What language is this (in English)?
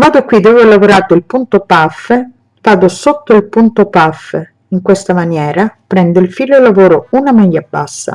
Italian